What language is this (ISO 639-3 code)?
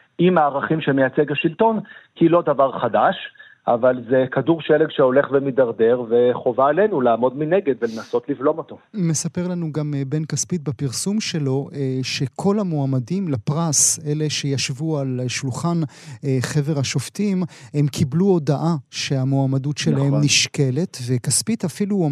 heb